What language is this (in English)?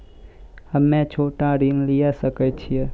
Maithili